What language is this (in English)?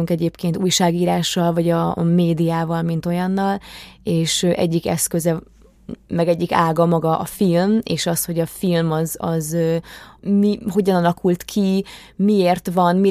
Hungarian